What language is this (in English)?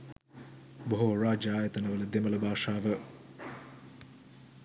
Sinhala